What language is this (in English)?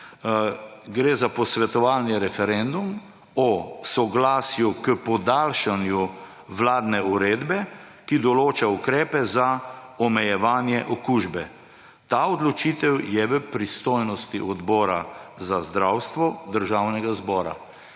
Slovenian